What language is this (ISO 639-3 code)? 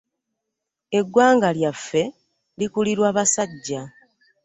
lug